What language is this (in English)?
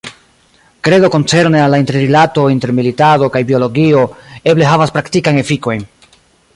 Esperanto